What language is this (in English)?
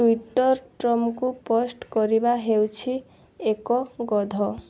Odia